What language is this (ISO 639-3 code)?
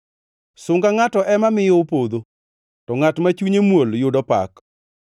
luo